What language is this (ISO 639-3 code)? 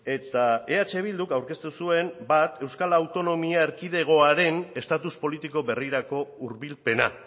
eus